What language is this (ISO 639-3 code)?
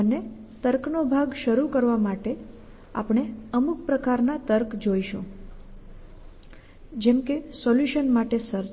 guj